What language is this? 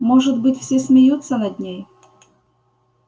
Russian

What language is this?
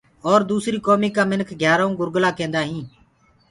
Gurgula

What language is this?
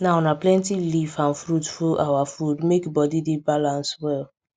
Nigerian Pidgin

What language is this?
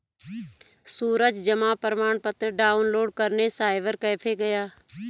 Hindi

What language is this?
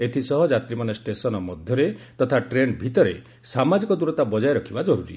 Odia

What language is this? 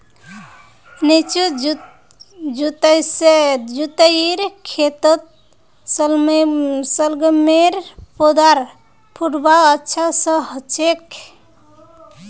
Magahi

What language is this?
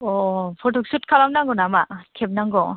Bodo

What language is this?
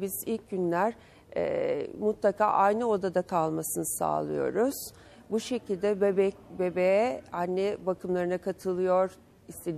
Turkish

